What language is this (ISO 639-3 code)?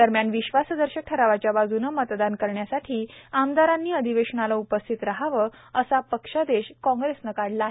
mar